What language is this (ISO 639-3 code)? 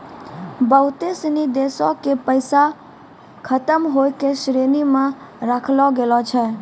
mai